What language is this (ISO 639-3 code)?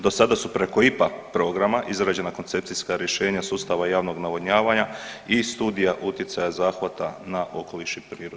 hrv